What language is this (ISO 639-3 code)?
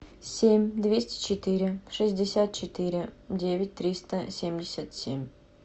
rus